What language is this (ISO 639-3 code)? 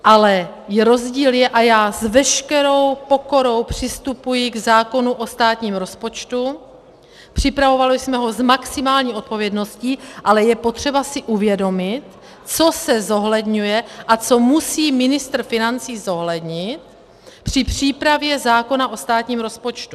ces